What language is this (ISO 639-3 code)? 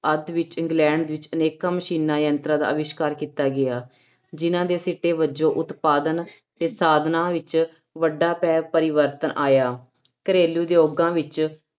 pan